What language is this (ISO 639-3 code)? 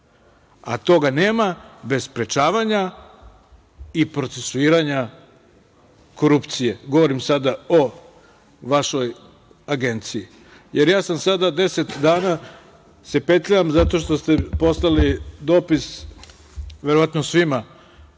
srp